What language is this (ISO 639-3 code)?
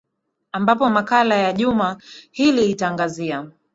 swa